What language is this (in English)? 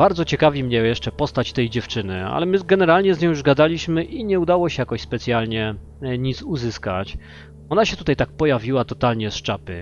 Polish